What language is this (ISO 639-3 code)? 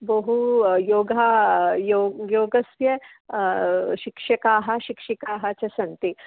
san